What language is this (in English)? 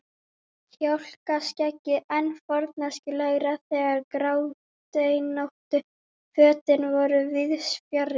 Icelandic